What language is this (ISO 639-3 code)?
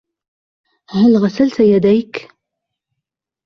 ara